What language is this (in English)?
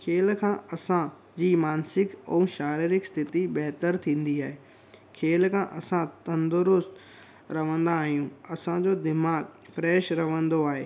Sindhi